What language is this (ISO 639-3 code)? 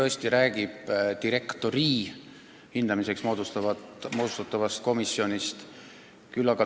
est